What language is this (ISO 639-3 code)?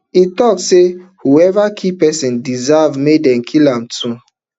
pcm